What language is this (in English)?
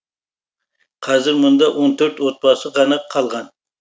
Kazakh